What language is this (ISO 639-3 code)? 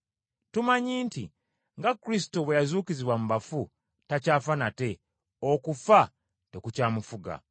lug